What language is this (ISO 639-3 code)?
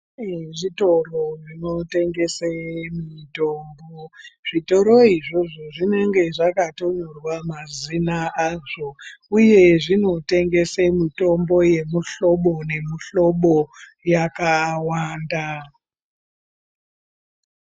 ndc